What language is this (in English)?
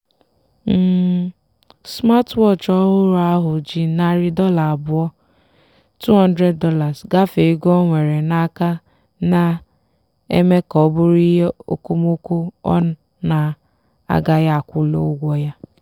Igbo